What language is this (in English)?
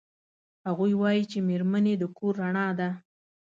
Pashto